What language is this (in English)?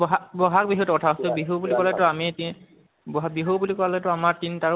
Assamese